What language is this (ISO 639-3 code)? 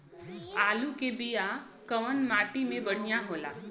bho